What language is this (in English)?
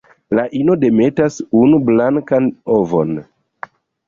Esperanto